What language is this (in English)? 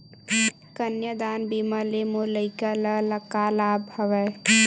Chhattisgarhi